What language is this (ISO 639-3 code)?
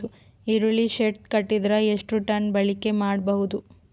kan